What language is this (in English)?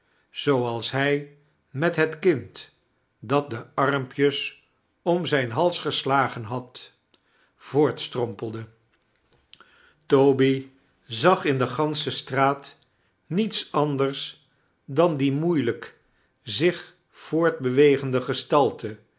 Dutch